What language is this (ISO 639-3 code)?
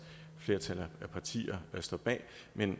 dan